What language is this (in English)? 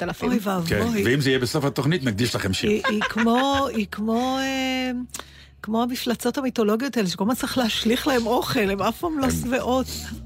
Hebrew